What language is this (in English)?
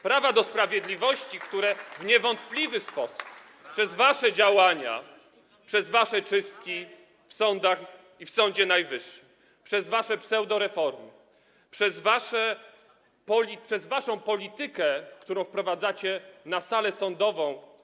Polish